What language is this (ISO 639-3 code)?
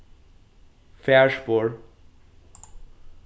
fao